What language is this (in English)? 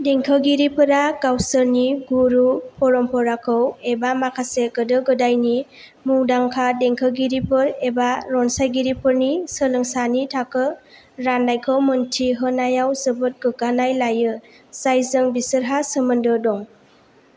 Bodo